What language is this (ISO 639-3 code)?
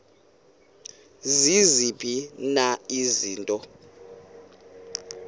xho